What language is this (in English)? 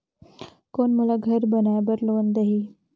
Chhattisgarhi